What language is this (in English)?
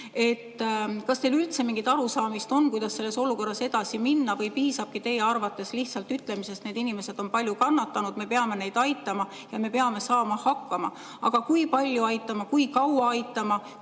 Estonian